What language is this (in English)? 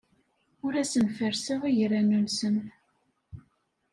Kabyle